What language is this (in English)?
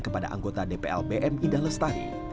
Indonesian